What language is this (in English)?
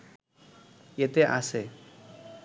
Bangla